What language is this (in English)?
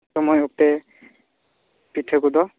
Santali